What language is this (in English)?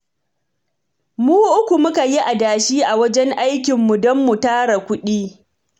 Hausa